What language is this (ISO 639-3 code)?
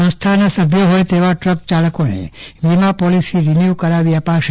guj